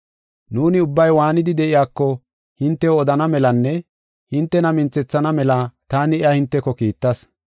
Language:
Gofa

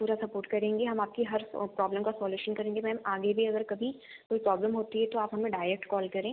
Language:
Hindi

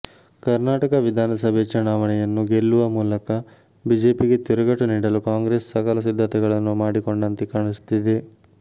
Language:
Kannada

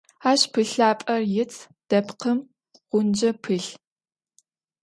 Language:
Adyghe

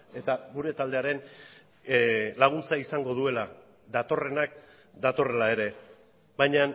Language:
Basque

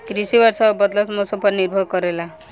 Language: Bhojpuri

